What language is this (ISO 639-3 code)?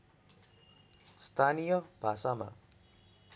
nep